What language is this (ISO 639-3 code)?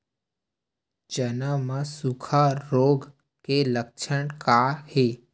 hne